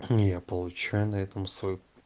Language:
Russian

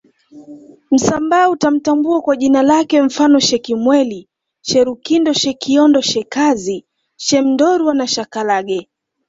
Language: Swahili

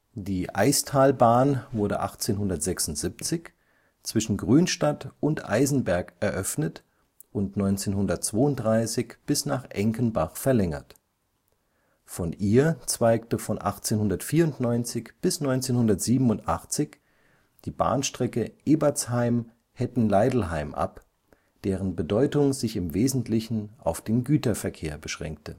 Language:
German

